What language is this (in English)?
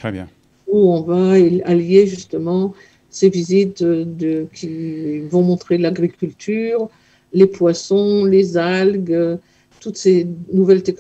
French